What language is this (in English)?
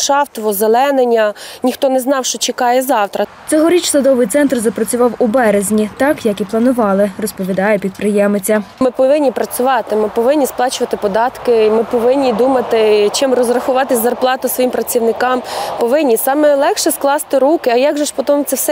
Ukrainian